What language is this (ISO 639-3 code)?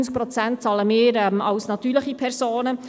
gsw